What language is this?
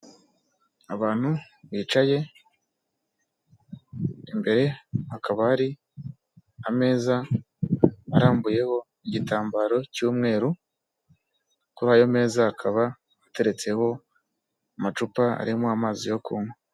Kinyarwanda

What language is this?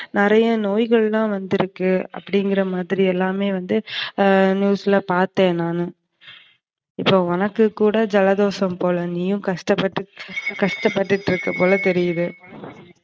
Tamil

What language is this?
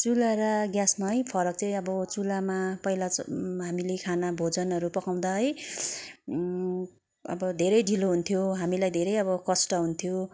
Nepali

